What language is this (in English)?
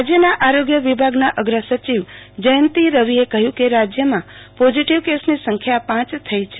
Gujarati